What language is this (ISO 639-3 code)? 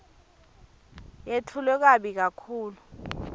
ssw